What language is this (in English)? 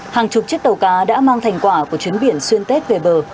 Vietnamese